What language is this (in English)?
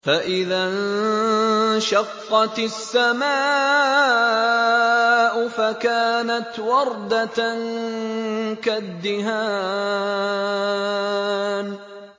Arabic